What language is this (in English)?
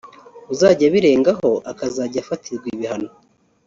Kinyarwanda